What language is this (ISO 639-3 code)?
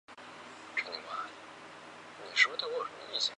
zho